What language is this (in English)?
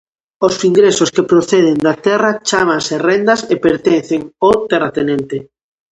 Galician